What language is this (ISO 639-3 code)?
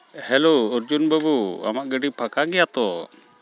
sat